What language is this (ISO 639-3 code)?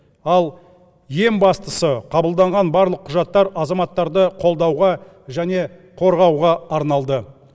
kaz